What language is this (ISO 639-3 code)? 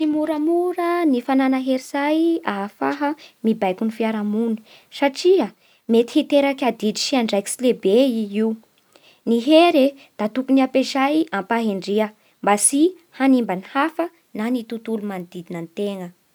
bhr